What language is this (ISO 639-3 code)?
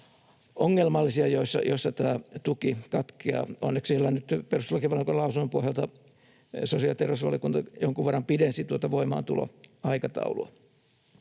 fin